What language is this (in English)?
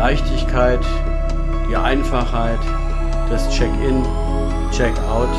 German